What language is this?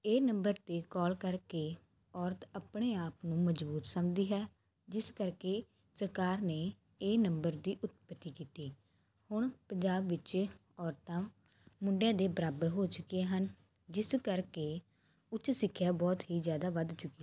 Punjabi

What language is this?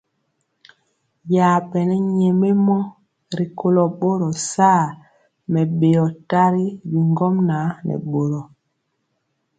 Mpiemo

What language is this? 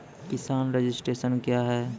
Maithili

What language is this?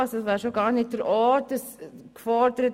Swiss German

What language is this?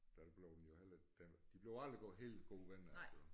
Danish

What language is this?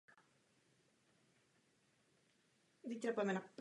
Czech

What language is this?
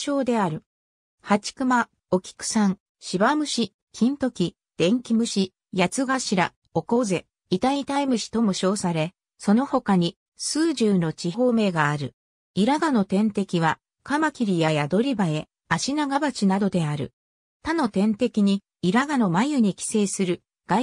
Japanese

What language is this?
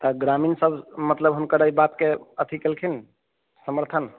Maithili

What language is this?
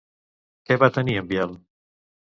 Catalan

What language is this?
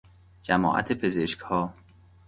Persian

